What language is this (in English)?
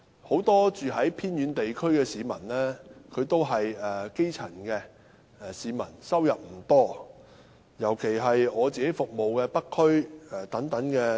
Cantonese